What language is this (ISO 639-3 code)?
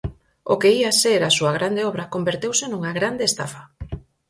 glg